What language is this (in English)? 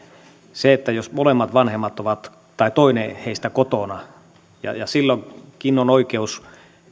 Finnish